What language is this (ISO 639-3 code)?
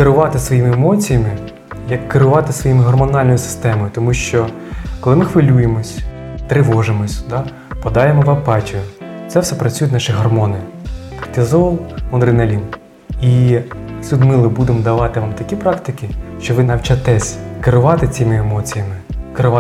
ukr